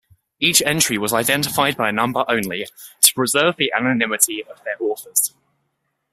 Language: English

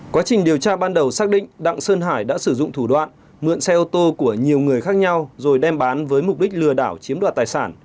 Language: Vietnamese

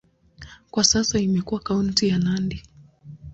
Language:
Swahili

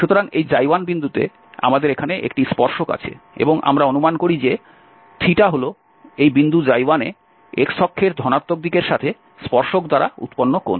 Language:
Bangla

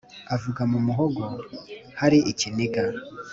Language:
Kinyarwanda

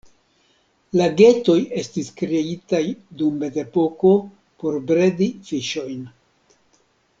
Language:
Esperanto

